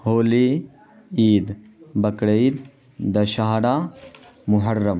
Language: Urdu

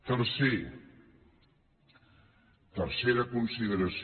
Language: Catalan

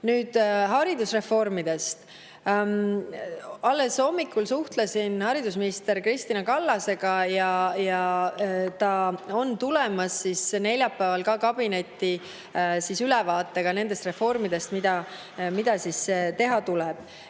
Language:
Estonian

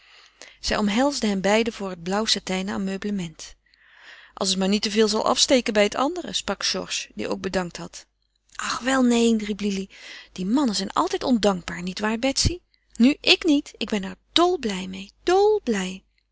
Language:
Dutch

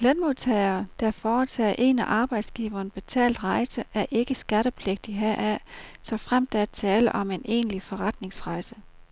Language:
Danish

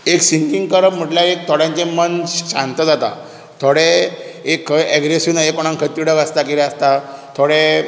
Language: Konkani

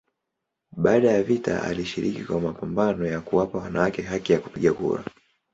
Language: Swahili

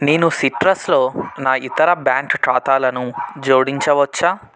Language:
Telugu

